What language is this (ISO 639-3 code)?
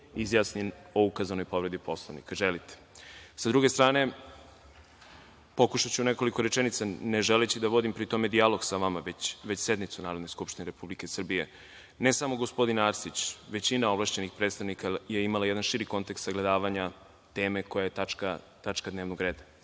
srp